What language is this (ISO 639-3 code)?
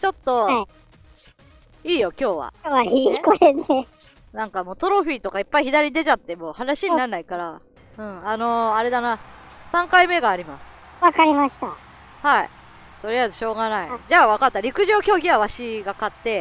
jpn